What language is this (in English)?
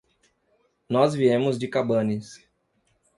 Portuguese